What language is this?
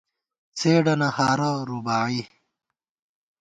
Gawar-Bati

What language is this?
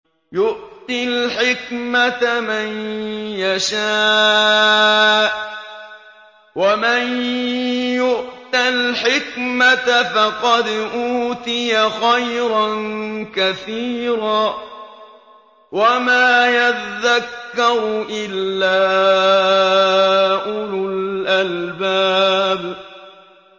Arabic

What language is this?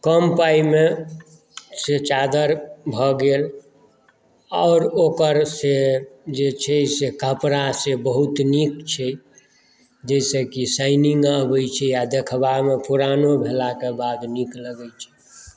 Maithili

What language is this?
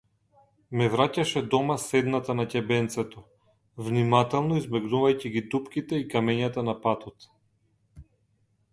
Macedonian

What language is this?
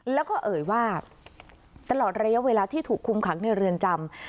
Thai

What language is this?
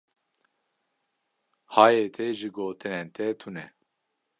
Kurdish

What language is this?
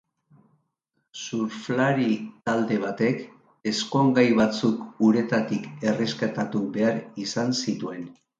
Basque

